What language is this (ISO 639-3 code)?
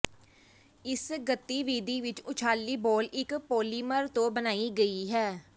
pan